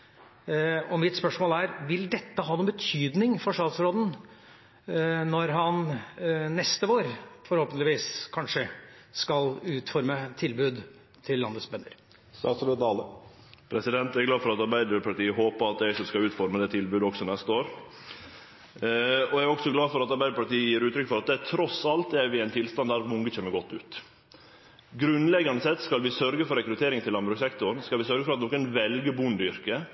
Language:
Norwegian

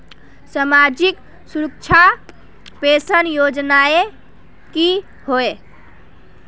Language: Magahi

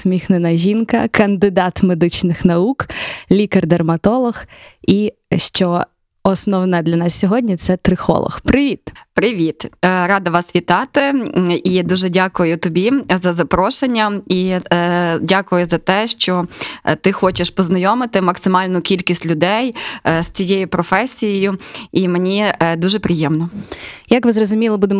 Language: Ukrainian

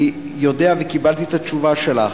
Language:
Hebrew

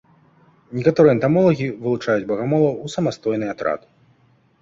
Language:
Belarusian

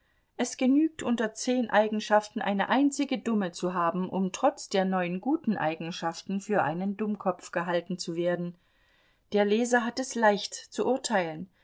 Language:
German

